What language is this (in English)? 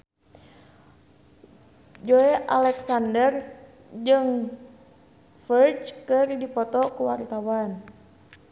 Sundanese